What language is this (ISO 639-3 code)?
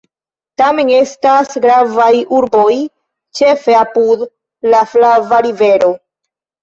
epo